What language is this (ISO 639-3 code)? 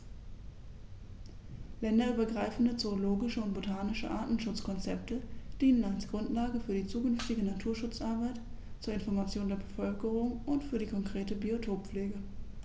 deu